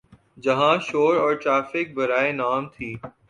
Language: Urdu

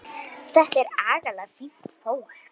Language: Icelandic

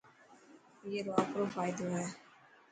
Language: Dhatki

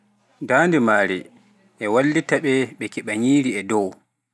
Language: Pular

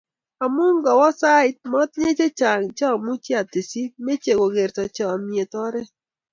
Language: Kalenjin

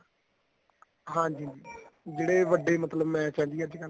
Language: Punjabi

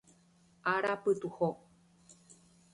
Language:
Guarani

